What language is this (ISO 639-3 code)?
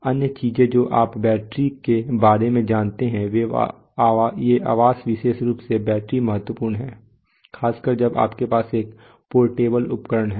hin